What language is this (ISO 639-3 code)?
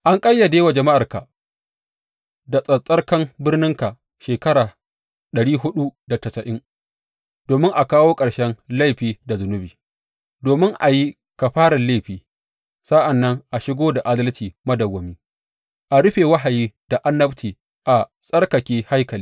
hau